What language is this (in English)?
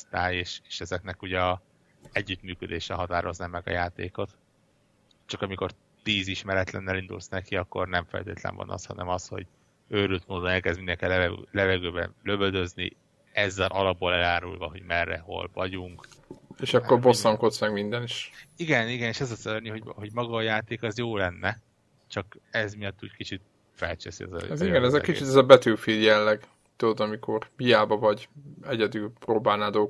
Hungarian